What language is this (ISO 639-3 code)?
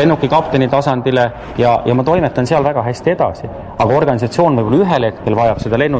fin